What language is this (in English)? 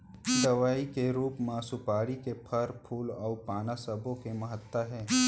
Chhattisgarhi